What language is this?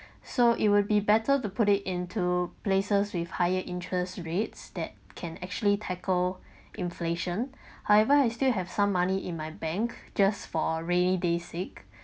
English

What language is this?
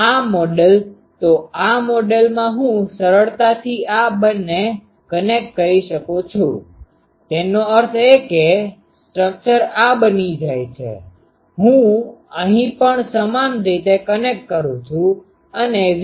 Gujarati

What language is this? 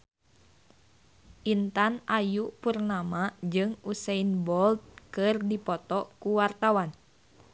Sundanese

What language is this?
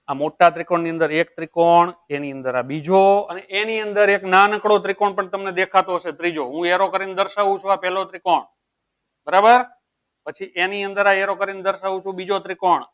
Gujarati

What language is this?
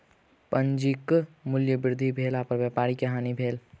Maithili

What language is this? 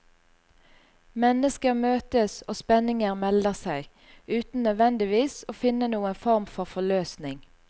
Norwegian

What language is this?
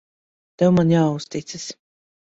Latvian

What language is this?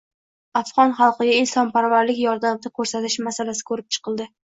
Uzbek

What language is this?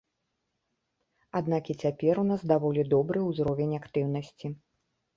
Belarusian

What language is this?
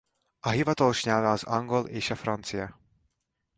Hungarian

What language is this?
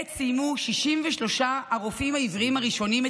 Hebrew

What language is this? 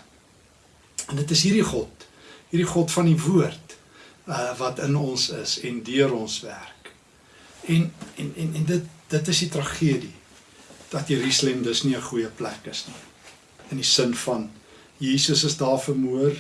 Dutch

